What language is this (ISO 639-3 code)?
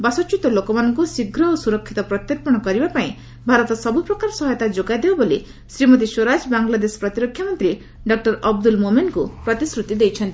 ori